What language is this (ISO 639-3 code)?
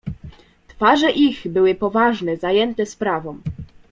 pol